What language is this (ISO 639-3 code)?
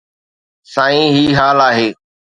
snd